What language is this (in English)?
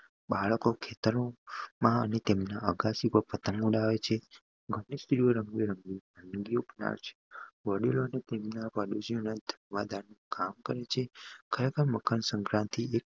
Gujarati